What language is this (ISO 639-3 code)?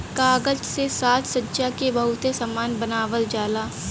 bho